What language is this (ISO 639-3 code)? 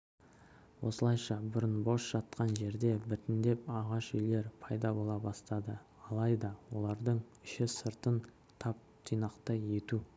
kaz